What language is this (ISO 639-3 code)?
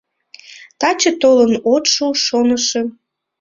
chm